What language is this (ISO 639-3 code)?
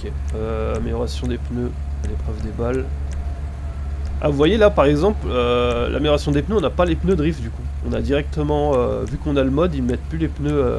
fra